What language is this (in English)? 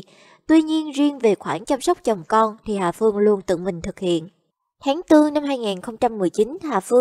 Vietnamese